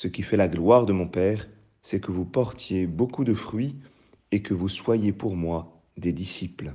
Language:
French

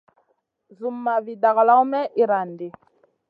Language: Masana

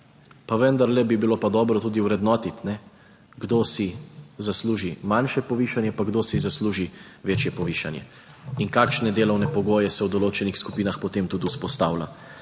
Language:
Slovenian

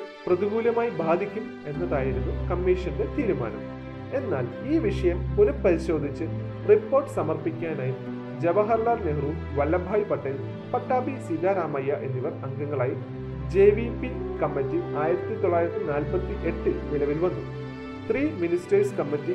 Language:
Malayalam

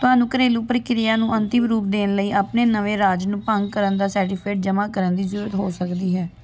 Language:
Punjabi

